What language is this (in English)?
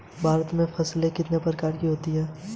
Hindi